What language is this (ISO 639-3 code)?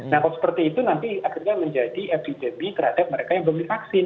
ind